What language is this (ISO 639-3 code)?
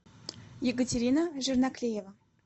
rus